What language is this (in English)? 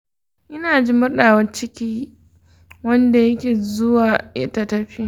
Hausa